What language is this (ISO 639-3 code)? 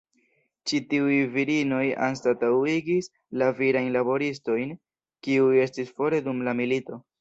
epo